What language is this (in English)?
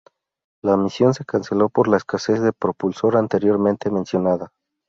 Spanish